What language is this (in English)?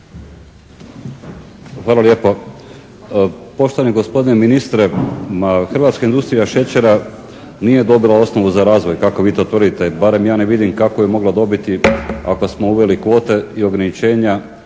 Croatian